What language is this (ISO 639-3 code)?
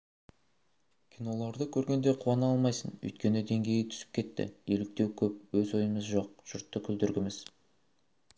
kaz